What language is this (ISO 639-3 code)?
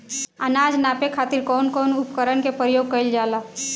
bho